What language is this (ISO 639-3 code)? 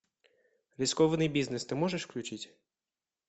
rus